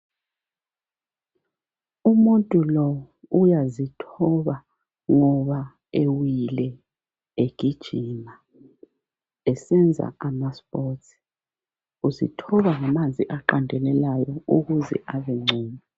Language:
North Ndebele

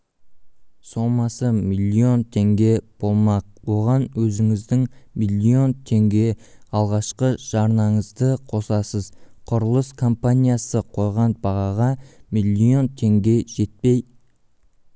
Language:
Kazakh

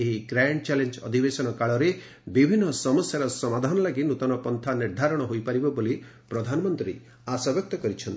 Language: Odia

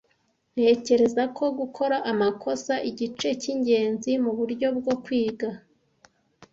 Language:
Kinyarwanda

